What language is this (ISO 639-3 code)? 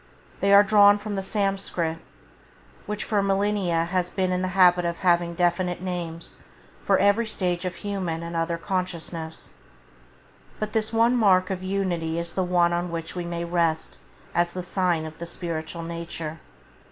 eng